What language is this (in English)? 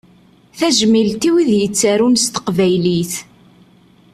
Kabyle